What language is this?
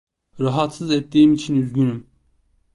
Turkish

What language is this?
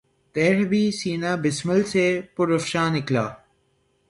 Urdu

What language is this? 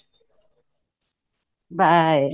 Odia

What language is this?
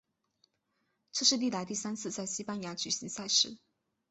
Chinese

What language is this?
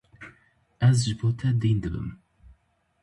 Kurdish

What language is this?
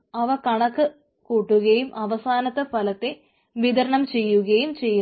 Malayalam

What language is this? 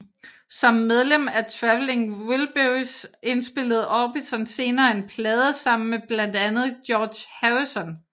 Danish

